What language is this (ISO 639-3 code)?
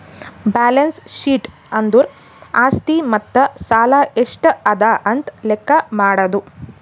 kan